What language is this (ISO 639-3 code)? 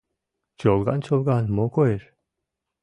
chm